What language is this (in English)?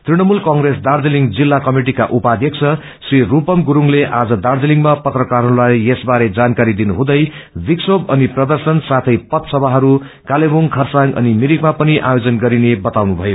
Nepali